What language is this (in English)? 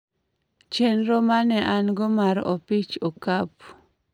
Luo (Kenya and Tanzania)